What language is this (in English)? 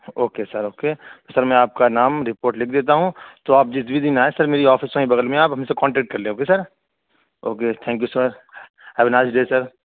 Urdu